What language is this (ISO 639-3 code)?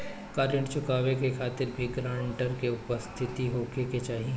bho